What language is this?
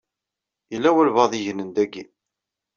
Kabyle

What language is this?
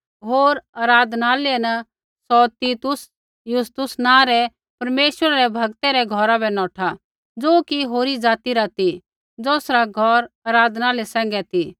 Kullu Pahari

